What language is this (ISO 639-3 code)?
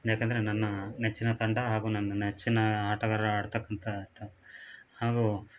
kan